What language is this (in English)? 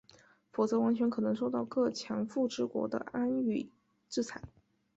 Chinese